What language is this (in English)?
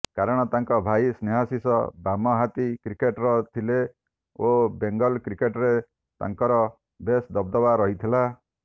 Odia